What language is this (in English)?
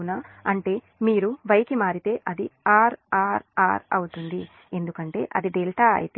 Telugu